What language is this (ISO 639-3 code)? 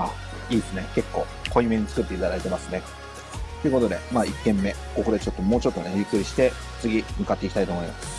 jpn